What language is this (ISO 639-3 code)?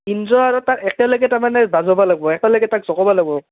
asm